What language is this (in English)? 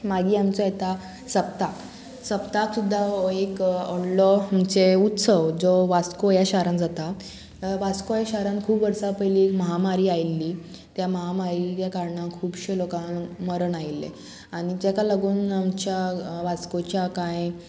Konkani